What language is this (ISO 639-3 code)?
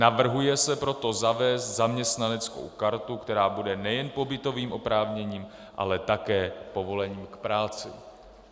ces